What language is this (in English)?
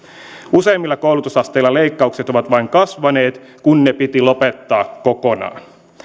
Finnish